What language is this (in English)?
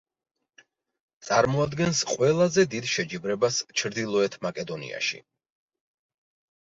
Georgian